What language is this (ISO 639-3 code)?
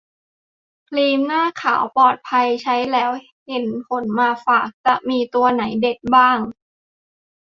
tha